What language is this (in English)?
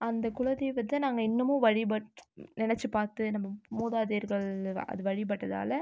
Tamil